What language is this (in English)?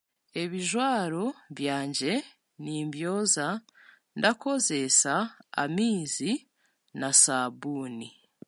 Chiga